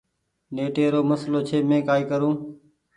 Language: Goaria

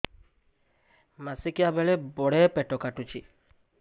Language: Odia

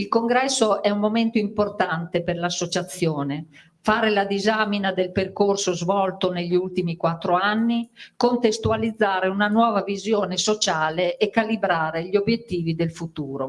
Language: Italian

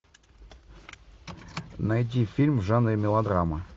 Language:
Russian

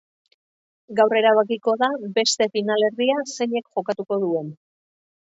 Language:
Basque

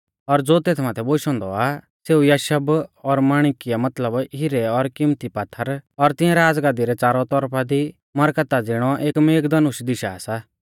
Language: Mahasu Pahari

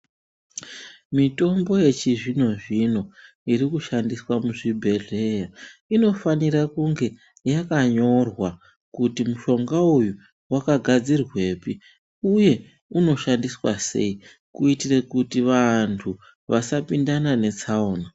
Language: Ndau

